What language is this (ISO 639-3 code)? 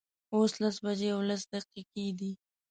pus